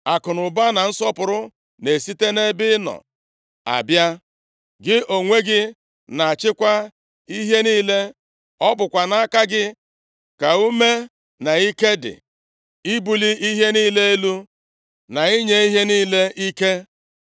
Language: Igbo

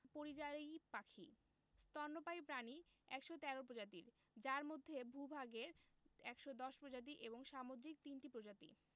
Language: Bangla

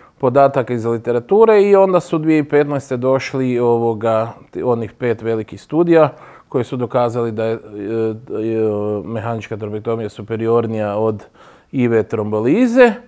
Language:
Croatian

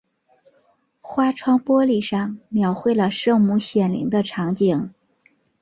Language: Chinese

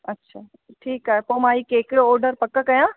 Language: Sindhi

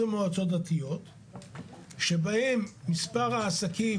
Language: Hebrew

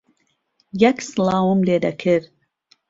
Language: Central Kurdish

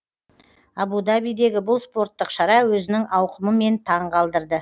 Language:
Kazakh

